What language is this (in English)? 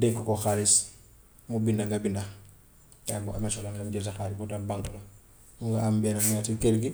Gambian Wolof